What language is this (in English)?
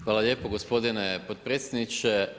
Croatian